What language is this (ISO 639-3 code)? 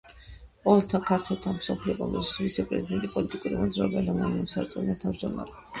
kat